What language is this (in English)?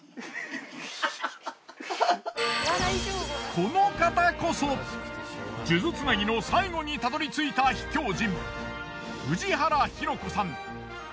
Japanese